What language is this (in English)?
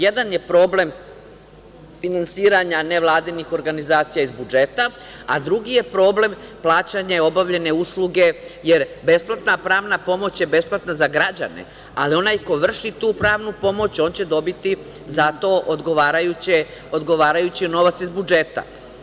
Serbian